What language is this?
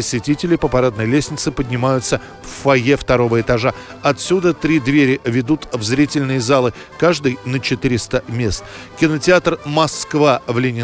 Russian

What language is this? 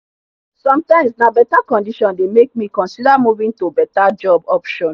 Nigerian Pidgin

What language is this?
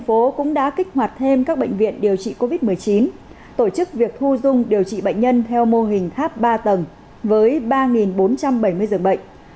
Vietnamese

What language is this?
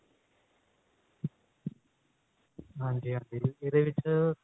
Punjabi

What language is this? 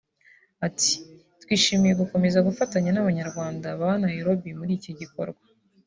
Kinyarwanda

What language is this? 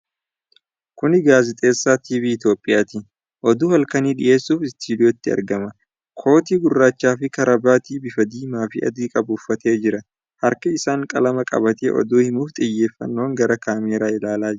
Oromo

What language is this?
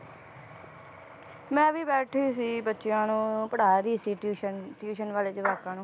Punjabi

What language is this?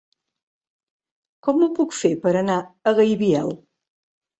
Catalan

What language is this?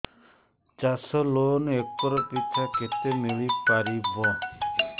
Odia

